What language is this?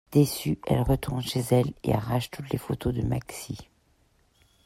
French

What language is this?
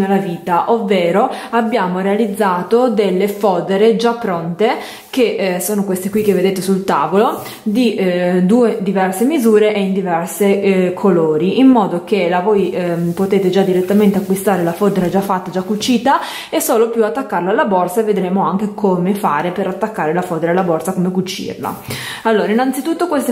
Italian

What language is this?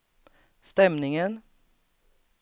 Swedish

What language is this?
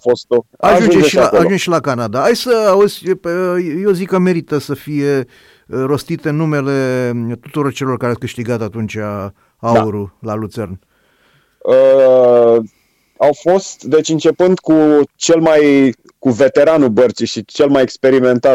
Romanian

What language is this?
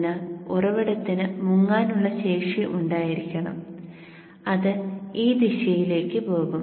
Malayalam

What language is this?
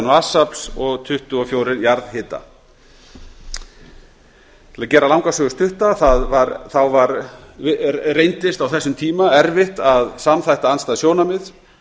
Icelandic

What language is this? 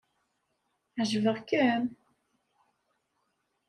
Kabyle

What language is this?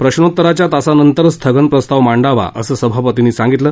Marathi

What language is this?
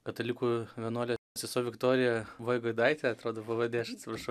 Lithuanian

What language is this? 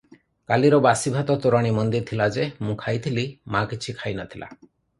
Odia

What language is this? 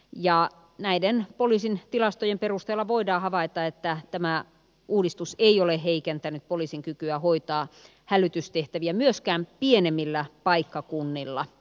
Finnish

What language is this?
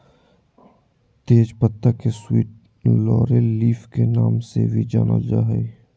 Magahi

